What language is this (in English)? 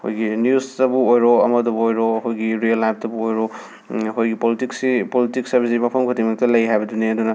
Manipuri